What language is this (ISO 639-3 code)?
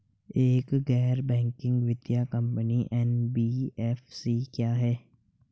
hin